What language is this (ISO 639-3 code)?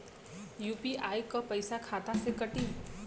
bho